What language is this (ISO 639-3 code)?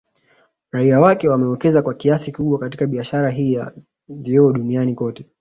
swa